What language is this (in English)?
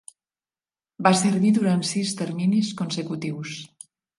Catalan